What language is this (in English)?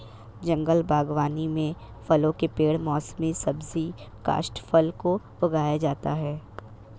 Hindi